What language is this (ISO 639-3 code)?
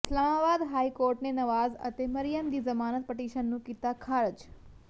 pan